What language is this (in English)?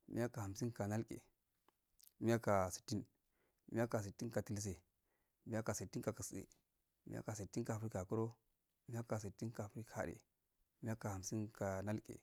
Afade